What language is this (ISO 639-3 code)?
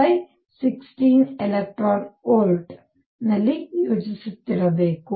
kan